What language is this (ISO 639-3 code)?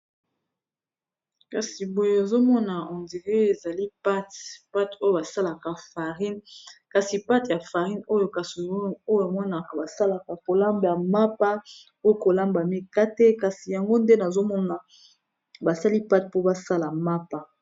lin